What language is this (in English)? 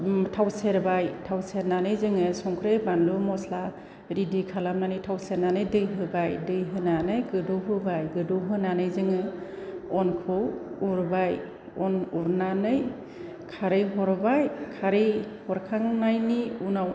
Bodo